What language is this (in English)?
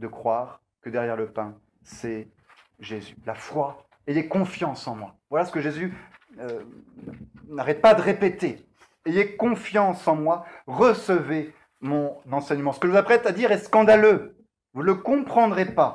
French